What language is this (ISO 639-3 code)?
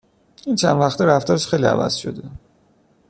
fas